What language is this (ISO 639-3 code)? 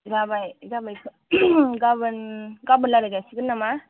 brx